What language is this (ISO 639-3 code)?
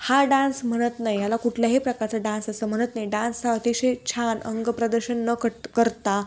mar